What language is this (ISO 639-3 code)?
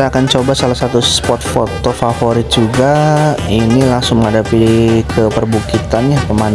ind